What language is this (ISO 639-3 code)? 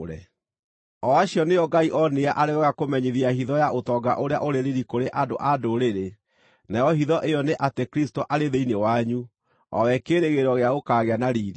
kik